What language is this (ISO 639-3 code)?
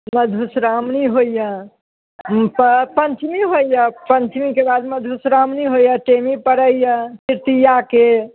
mai